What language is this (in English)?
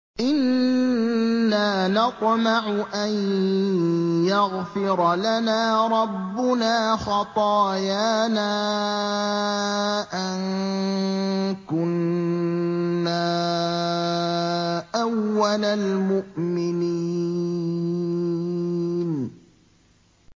Arabic